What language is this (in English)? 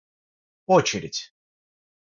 Russian